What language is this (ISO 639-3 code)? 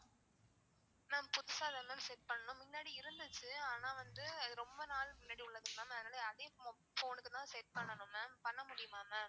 tam